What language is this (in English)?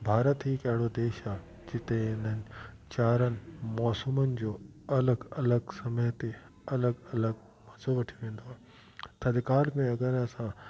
Sindhi